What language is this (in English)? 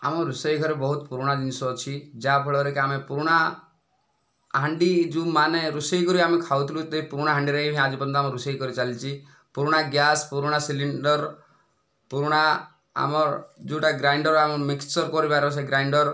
Odia